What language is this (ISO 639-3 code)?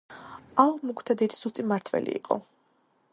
kat